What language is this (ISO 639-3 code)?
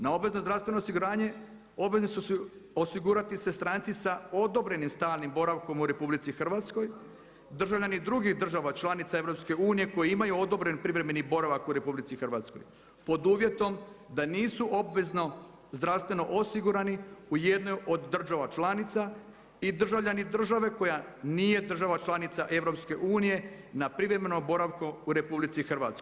hrv